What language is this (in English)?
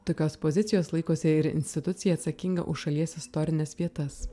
Lithuanian